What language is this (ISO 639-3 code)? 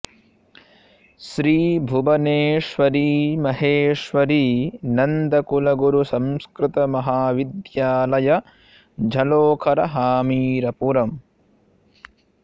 san